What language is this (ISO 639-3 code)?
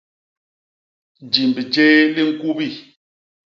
bas